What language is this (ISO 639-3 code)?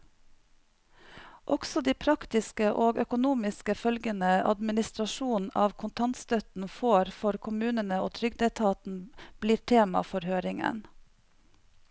nor